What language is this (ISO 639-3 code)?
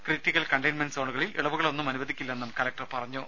mal